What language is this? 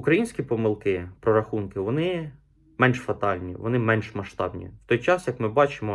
Ukrainian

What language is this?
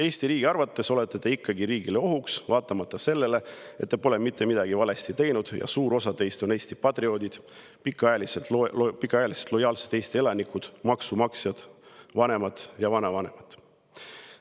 Estonian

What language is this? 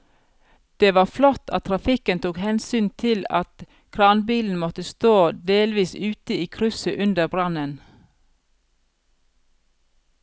Norwegian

